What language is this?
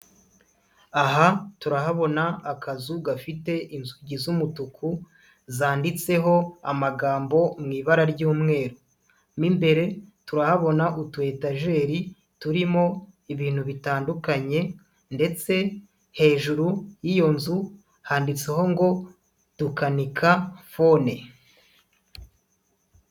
Kinyarwanda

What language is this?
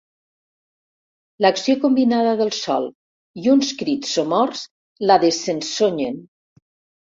Catalan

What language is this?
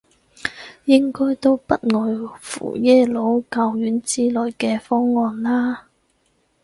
Cantonese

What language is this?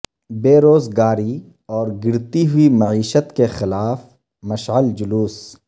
Urdu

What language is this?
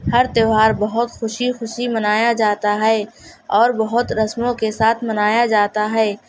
Urdu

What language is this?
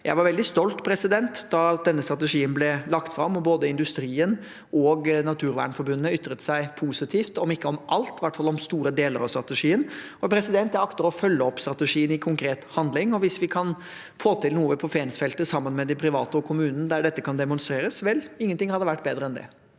Norwegian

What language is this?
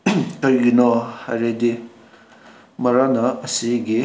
Manipuri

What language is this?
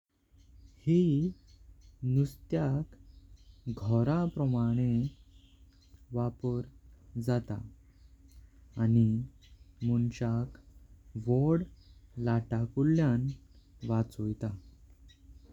Konkani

